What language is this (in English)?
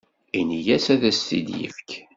Kabyle